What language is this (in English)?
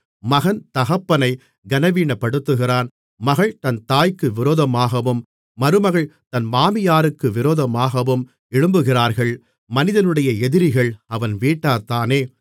Tamil